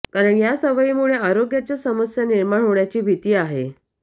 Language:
Marathi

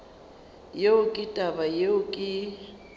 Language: Northern Sotho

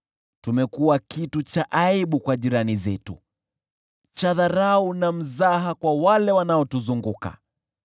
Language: Swahili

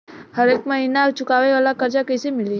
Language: Bhojpuri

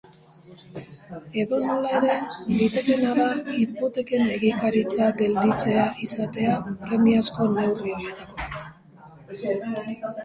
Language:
Basque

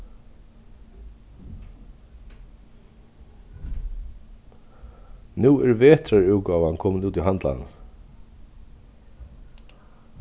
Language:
Faroese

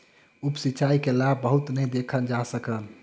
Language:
Maithili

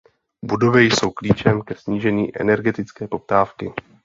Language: Czech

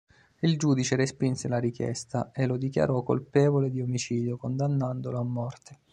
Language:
Italian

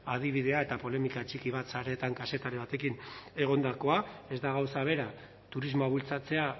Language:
Basque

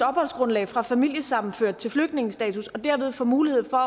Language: Danish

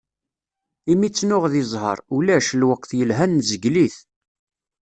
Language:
Kabyle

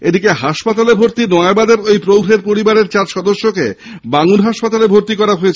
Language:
Bangla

